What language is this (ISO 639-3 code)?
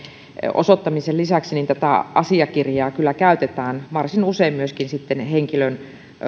fin